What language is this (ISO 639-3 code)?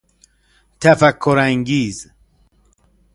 fas